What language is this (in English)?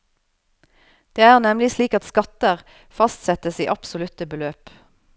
Norwegian